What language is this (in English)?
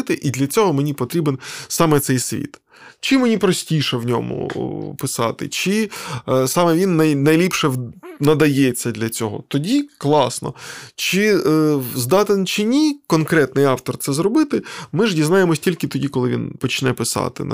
Ukrainian